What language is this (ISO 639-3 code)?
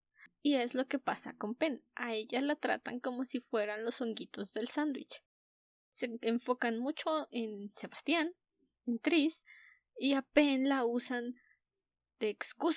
spa